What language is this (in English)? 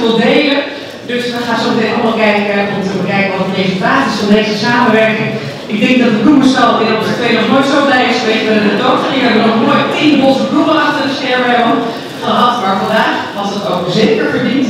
Dutch